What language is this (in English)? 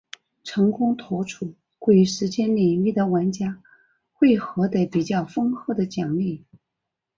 Chinese